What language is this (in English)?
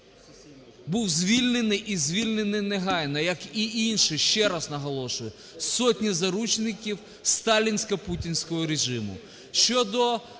Ukrainian